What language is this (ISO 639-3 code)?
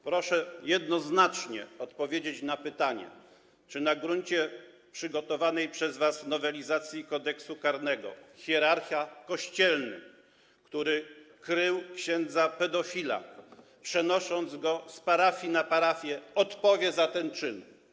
pol